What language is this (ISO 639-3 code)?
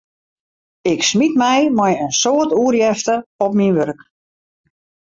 fry